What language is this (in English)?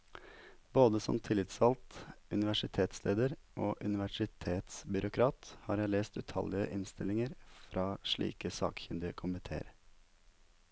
Norwegian